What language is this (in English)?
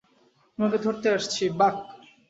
Bangla